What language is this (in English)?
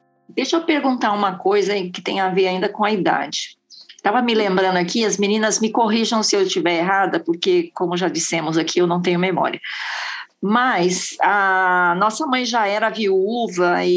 Portuguese